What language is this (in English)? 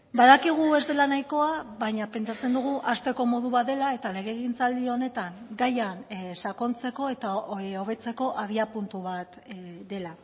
Basque